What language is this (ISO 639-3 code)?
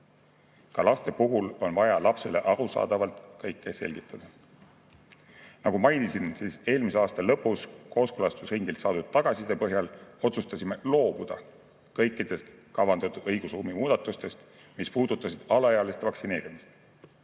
est